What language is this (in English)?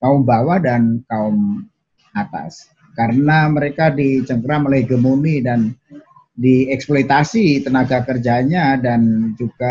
Indonesian